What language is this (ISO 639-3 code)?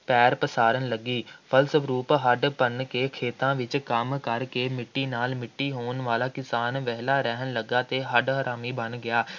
pan